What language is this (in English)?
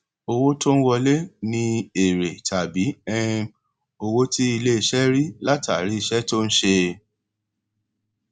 Yoruba